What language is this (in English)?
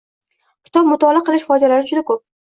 Uzbek